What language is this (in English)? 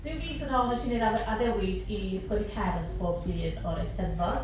Welsh